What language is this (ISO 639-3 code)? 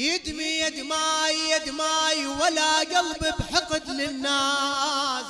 ara